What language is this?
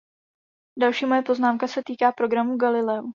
Czech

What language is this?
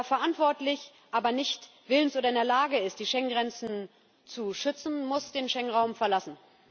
German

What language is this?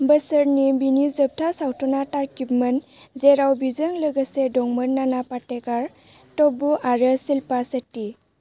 Bodo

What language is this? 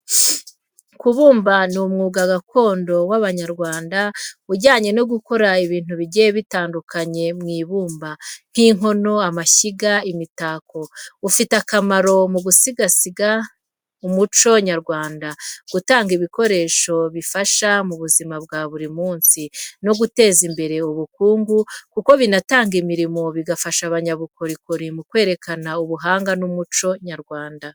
Kinyarwanda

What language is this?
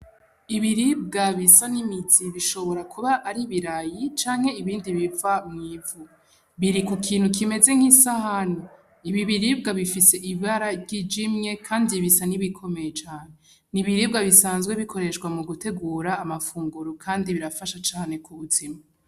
Rundi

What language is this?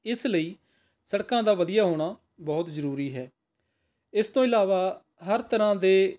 Punjabi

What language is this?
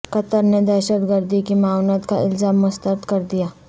Urdu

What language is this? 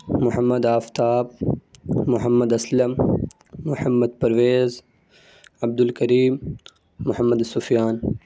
Urdu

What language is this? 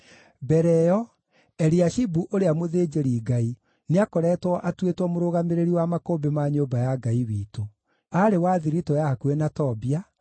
Kikuyu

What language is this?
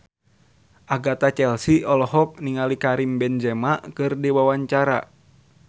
Sundanese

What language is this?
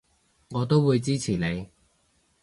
Cantonese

